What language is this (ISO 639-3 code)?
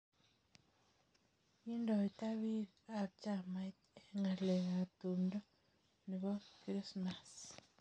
kln